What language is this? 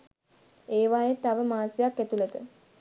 Sinhala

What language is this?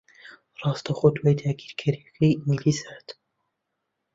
Central Kurdish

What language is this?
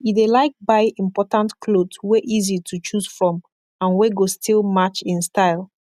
Nigerian Pidgin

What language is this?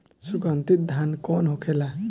Bhojpuri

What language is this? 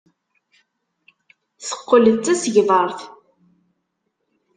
Kabyle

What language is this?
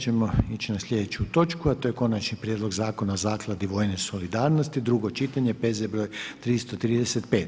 Croatian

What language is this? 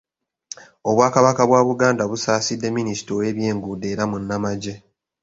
Ganda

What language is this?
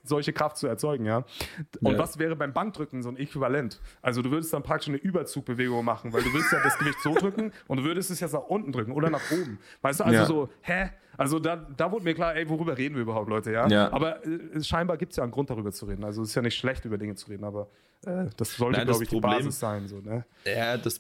German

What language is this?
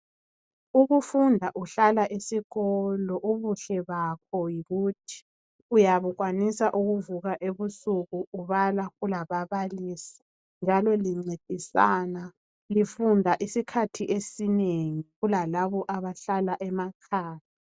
North Ndebele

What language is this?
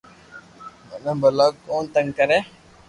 Loarki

